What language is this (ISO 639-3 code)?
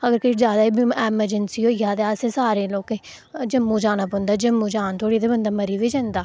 doi